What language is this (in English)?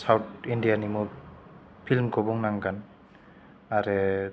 Bodo